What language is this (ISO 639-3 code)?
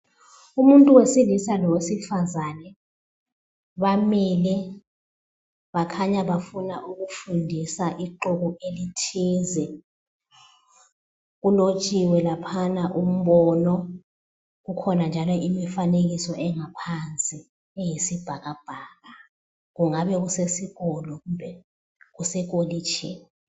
nde